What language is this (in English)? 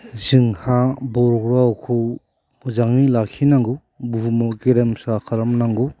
Bodo